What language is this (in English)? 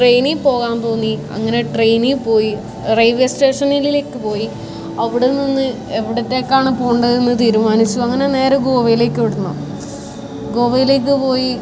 Malayalam